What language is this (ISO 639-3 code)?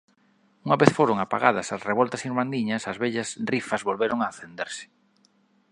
glg